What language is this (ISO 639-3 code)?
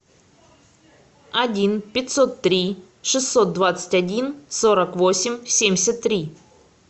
rus